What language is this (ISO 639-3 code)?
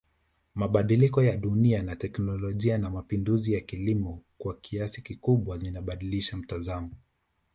swa